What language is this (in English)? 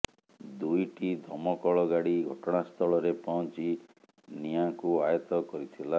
Odia